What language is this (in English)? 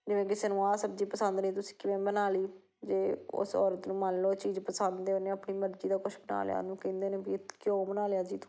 Punjabi